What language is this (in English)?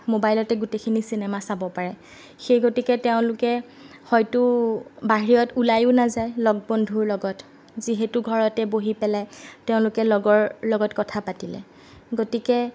Assamese